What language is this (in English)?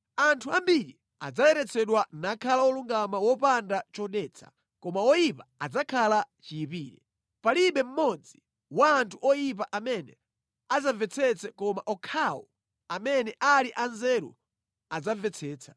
Nyanja